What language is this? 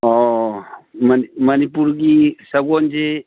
Manipuri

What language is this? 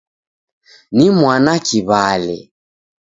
Taita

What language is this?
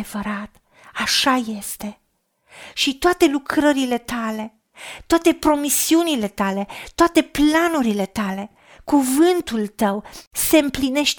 Romanian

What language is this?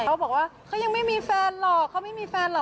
Thai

